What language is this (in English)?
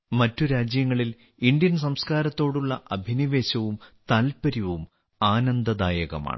Malayalam